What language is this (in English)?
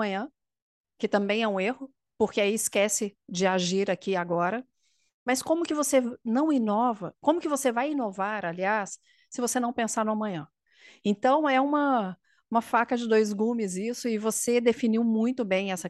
Portuguese